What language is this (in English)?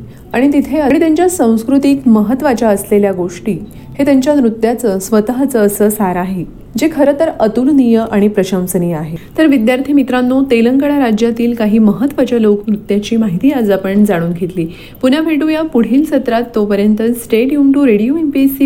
Marathi